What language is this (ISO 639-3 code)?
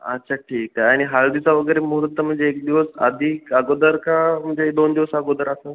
mar